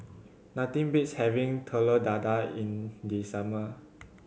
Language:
English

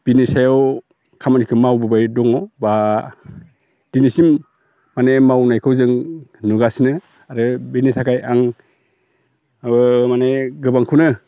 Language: Bodo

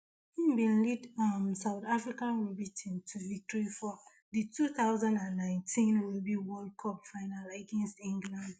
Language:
Nigerian Pidgin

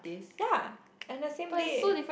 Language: English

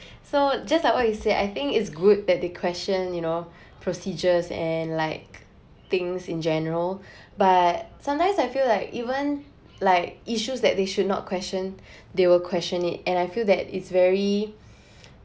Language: English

